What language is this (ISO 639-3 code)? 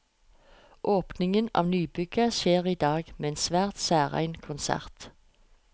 nor